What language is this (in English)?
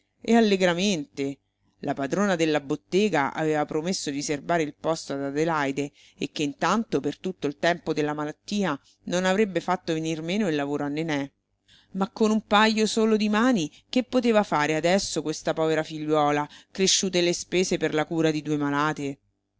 Italian